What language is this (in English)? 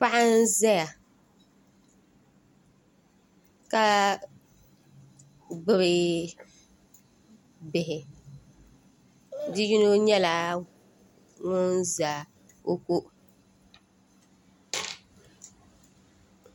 Dagbani